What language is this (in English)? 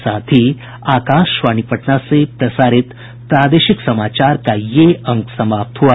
Hindi